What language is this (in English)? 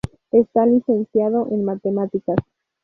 Spanish